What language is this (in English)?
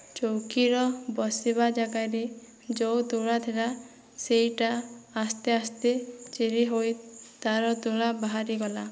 Odia